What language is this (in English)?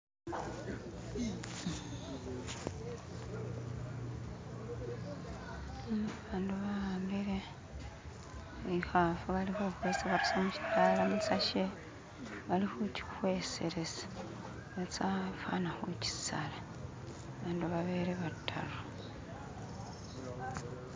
Masaaba